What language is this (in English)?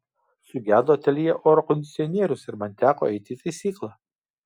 Lithuanian